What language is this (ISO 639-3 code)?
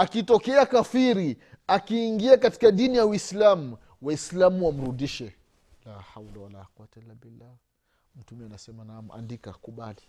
swa